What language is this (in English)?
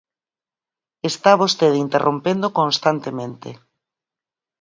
Galician